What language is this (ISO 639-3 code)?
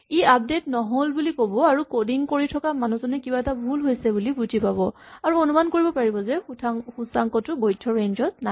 asm